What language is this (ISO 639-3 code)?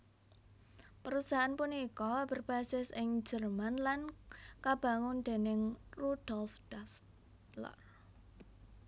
jav